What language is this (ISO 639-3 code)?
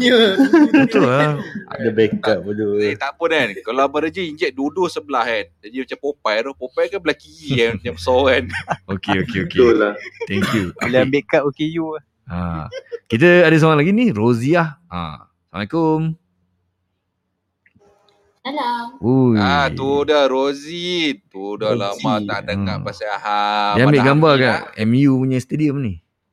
msa